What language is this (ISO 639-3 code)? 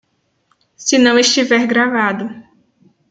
por